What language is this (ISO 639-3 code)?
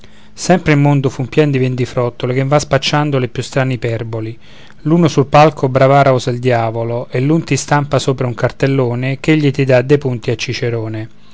ita